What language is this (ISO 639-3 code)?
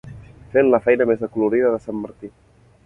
cat